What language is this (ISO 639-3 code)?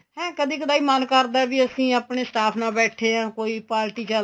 pan